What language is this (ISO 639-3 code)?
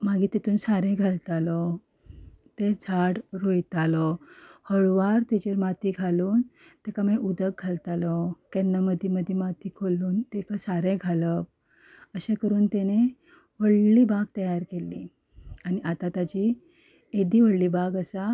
kok